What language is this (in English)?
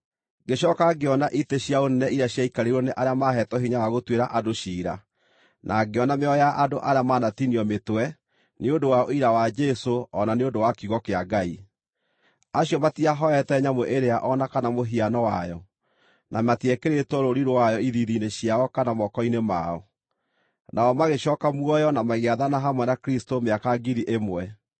Kikuyu